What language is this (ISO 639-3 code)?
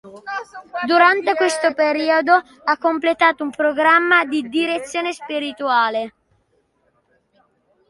ita